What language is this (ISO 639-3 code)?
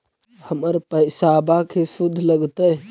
mag